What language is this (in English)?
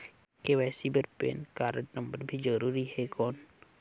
Chhattisgarhi